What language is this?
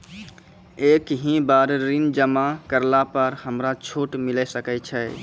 Maithili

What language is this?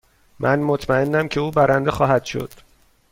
Persian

